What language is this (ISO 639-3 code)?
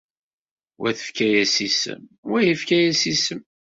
kab